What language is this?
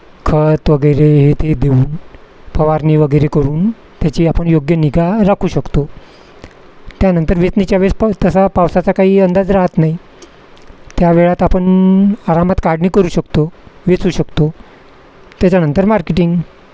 Marathi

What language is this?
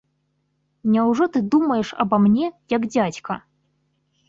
Belarusian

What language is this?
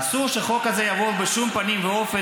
Hebrew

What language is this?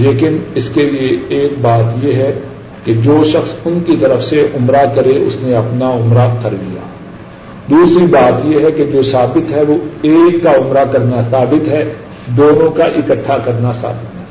Urdu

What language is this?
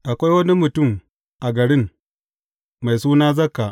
Hausa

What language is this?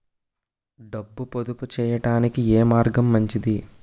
Telugu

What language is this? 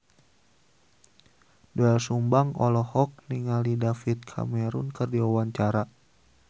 Sundanese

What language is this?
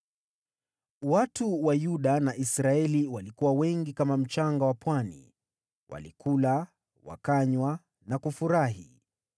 Swahili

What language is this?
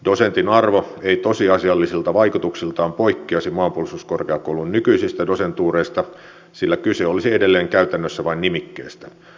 Finnish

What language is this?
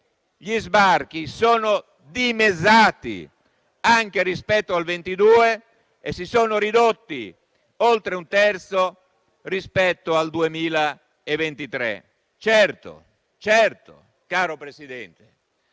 Italian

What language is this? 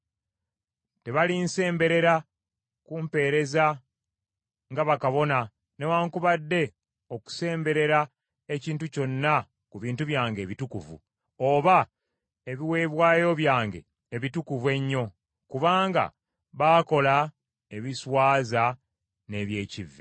Ganda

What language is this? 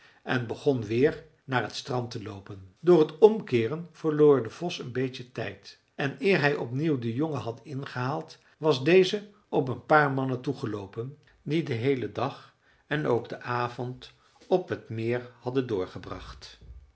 Dutch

